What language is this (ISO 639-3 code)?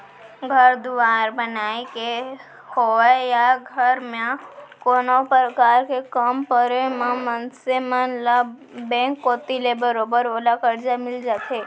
hne